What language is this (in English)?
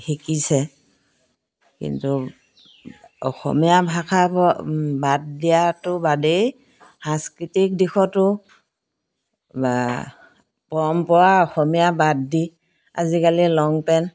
Assamese